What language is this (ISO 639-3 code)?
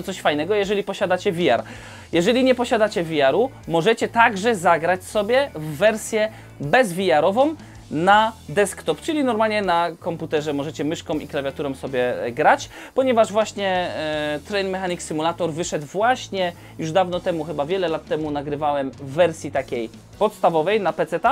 pol